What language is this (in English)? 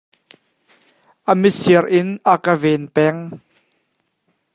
Hakha Chin